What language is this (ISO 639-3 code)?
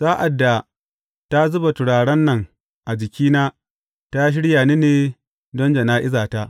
hau